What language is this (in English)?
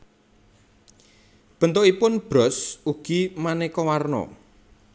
Javanese